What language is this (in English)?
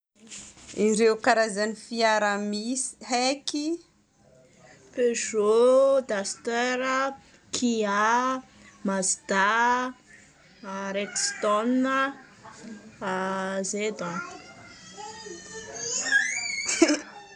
Northern Betsimisaraka Malagasy